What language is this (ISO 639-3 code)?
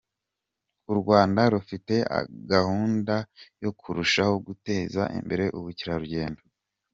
kin